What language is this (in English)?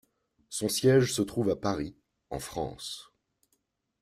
French